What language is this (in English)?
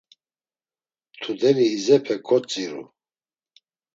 Laz